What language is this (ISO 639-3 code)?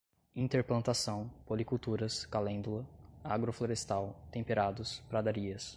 por